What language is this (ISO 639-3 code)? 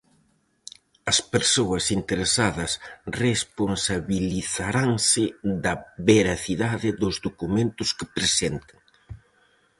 glg